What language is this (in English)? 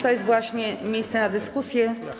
Polish